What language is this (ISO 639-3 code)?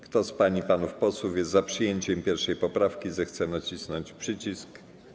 pol